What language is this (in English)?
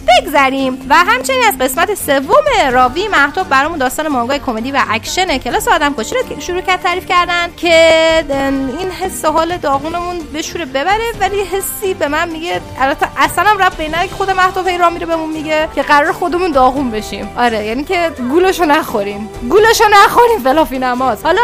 Persian